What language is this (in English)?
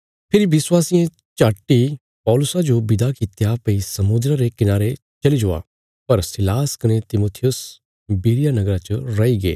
Bilaspuri